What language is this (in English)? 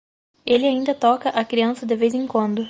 Portuguese